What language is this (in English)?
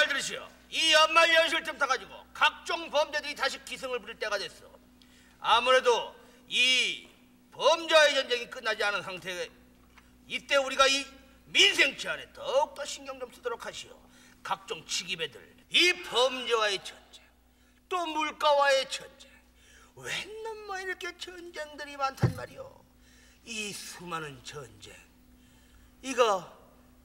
Korean